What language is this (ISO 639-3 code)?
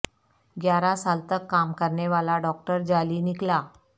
urd